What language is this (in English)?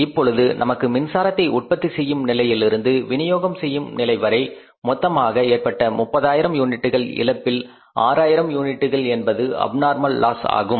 Tamil